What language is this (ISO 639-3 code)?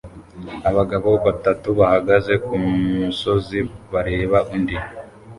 kin